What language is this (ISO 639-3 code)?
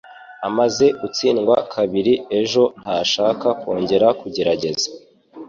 kin